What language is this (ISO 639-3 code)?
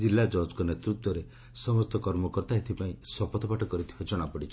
ori